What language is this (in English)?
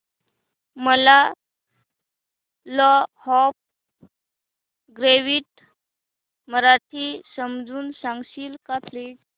Marathi